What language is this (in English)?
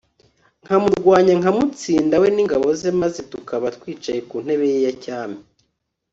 Kinyarwanda